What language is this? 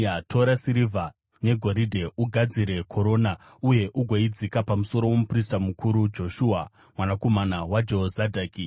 Shona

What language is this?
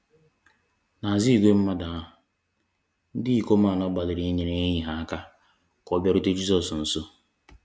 Igbo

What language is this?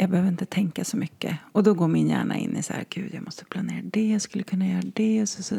Swedish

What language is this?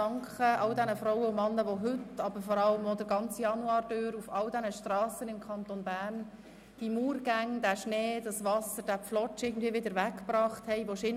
Swiss German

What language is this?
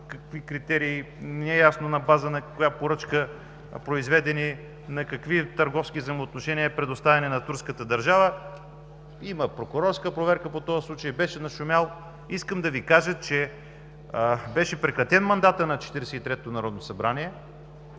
Bulgarian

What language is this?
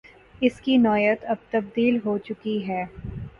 Urdu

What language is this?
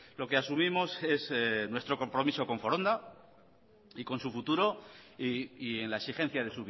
Spanish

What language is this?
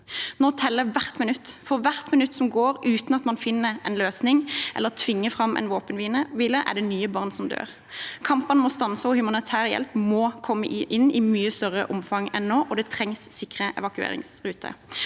Norwegian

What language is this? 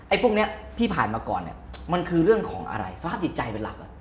Thai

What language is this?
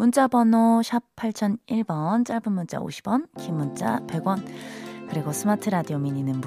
Korean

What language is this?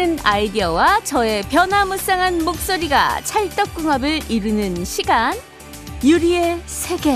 Korean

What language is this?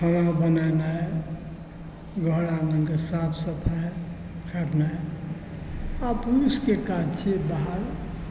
Maithili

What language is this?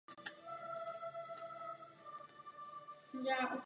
Czech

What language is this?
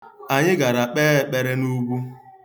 Igbo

